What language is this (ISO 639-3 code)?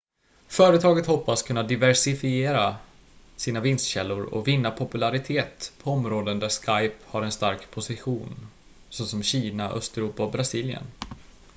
swe